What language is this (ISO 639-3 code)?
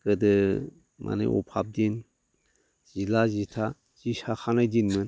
brx